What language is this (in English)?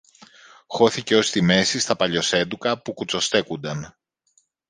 Greek